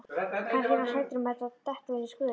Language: Icelandic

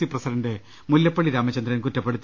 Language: Malayalam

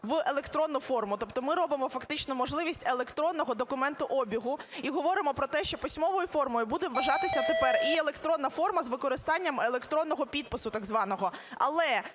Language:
Ukrainian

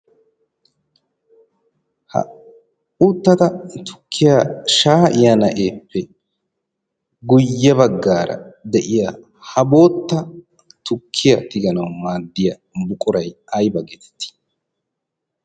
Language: Wolaytta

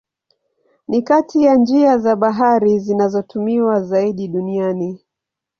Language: Swahili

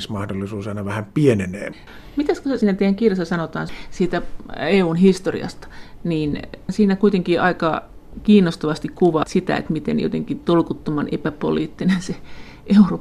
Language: Finnish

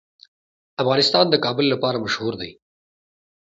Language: Pashto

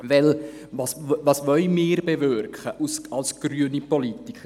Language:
Swiss German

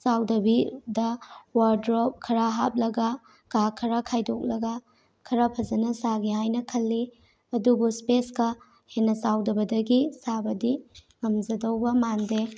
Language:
Manipuri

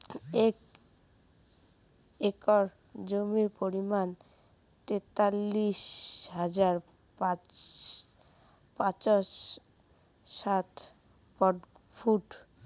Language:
Bangla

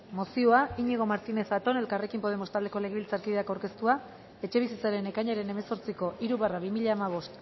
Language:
Basque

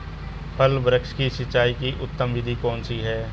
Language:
Hindi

